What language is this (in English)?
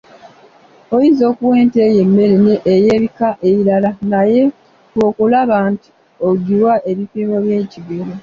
Ganda